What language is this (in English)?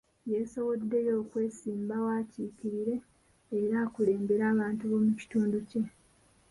Ganda